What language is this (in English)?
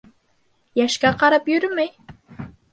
Bashkir